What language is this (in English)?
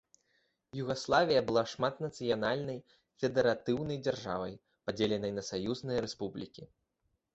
Belarusian